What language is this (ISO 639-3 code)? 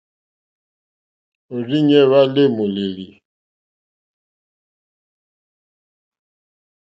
bri